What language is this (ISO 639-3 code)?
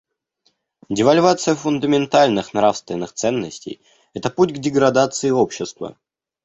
rus